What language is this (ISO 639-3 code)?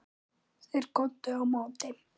isl